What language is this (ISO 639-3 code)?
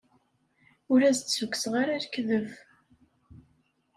kab